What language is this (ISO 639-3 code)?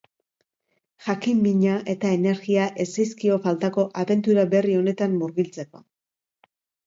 eus